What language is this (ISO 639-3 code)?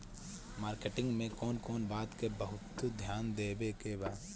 bho